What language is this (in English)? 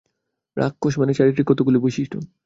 Bangla